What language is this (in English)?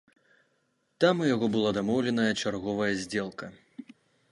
Belarusian